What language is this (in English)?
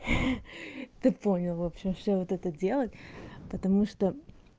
Russian